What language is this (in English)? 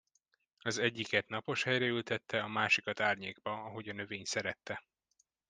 Hungarian